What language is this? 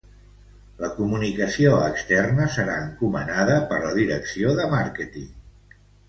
Catalan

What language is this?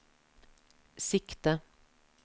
Norwegian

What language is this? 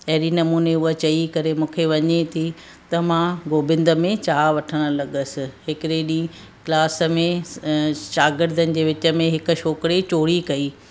Sindhi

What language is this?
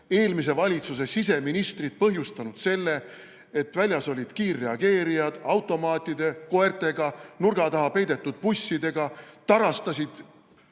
Estonian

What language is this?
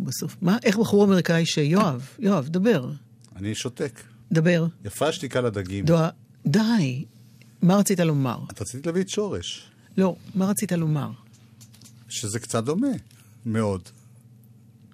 Hebrew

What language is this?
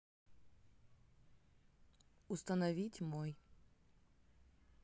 Russian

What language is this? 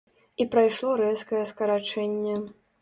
Belarusian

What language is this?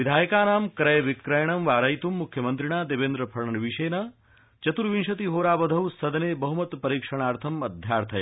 Sanskrit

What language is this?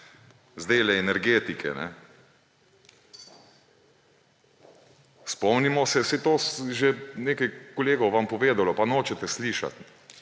Slovenian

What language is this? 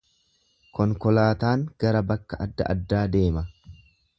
Oromo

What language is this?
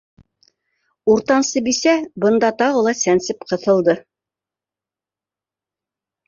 Bashkir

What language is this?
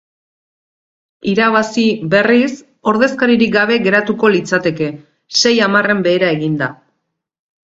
Basque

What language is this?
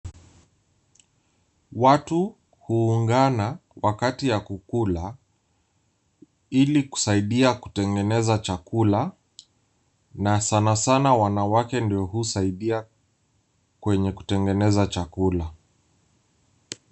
Swahili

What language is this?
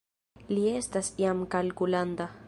Esperanto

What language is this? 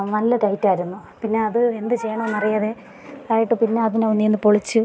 Malayalam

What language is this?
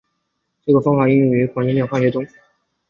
Chinese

